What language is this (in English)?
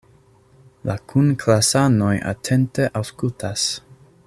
Esperanto